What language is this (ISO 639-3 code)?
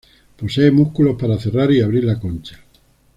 spa